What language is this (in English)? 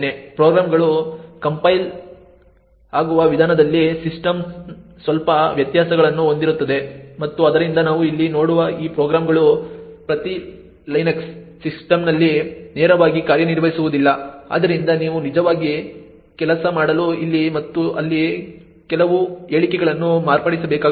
Kannada